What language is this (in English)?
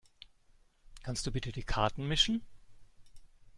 German